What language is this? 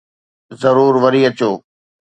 Sindhi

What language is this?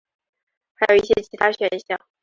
Chinese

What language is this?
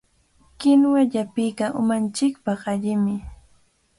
Cajatambo North Lima Quechua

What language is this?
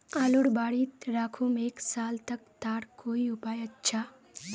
Magahi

